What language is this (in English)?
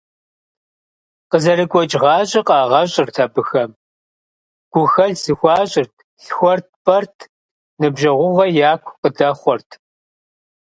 Kabardian